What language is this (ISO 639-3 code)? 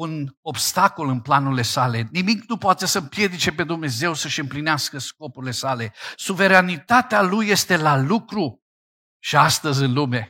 ron